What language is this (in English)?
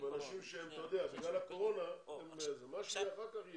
Hebrew